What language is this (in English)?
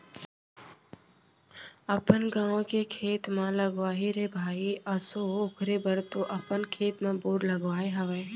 Chhattisgarhi